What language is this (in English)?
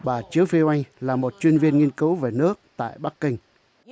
Vietnamese